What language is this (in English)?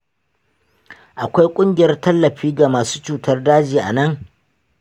Hausa